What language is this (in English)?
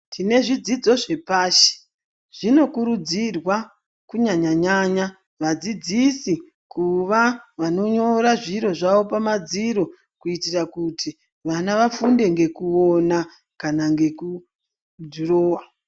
Ndau